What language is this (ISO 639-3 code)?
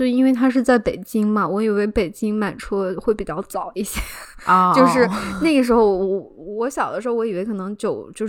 zho